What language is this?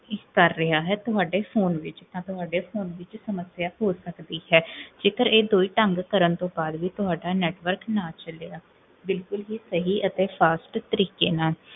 Punjabi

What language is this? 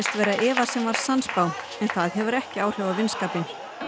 Icelandic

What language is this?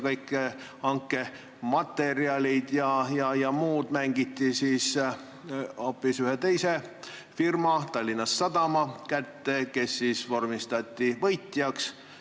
Estonian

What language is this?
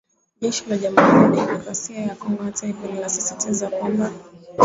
Swahili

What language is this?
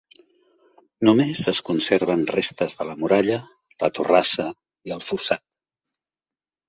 Catalan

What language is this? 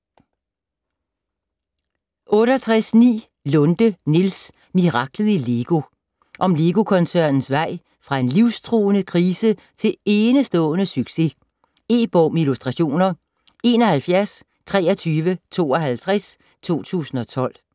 Danish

